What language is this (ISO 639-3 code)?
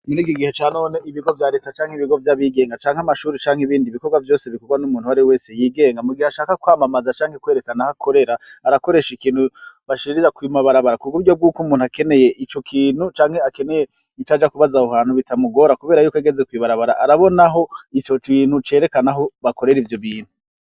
run